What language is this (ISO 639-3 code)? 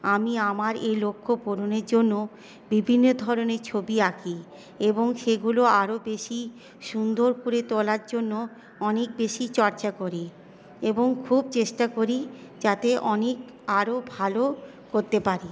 ben